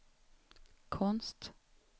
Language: Swedish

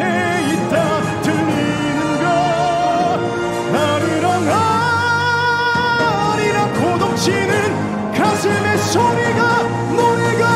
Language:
Korean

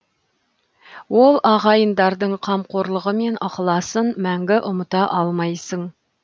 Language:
Kazakh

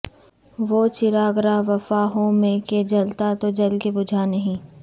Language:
Urdu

